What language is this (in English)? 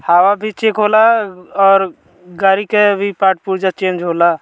Bhojpuri